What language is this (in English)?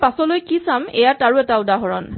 Assamese